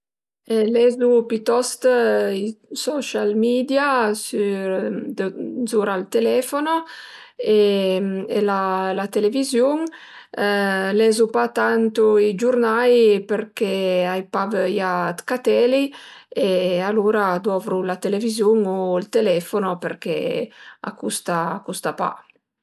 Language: Piedmontese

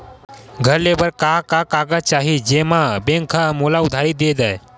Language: Chhattisgarhi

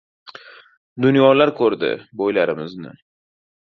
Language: Uzbek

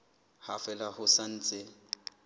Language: Southern Sotho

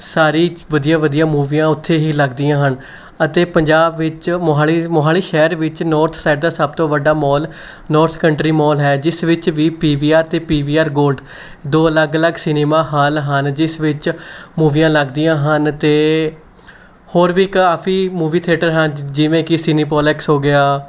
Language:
Punjabi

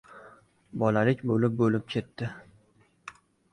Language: Uzbek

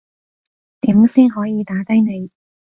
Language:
Cantonese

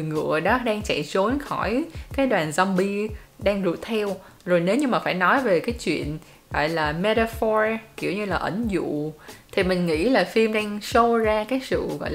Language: Vietnamese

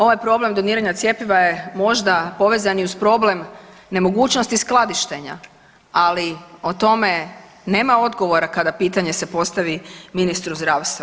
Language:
Croatian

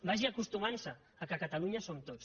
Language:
Catalan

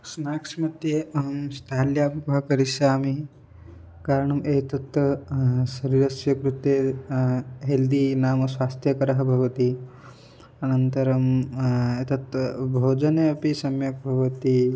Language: Sanskrit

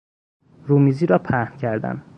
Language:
Persian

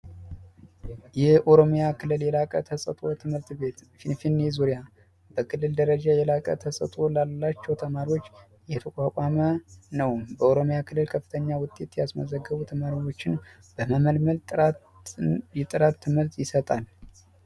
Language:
Amharic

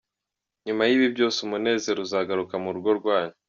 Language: Kinyarwanda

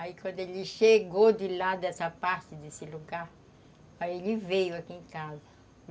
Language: Portuguese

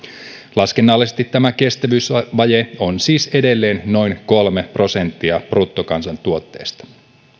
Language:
Finnish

